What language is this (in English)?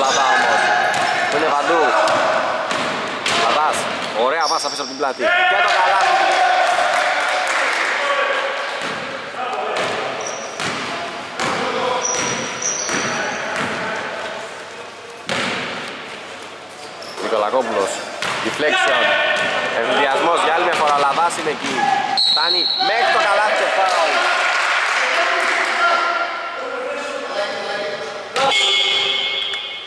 Greek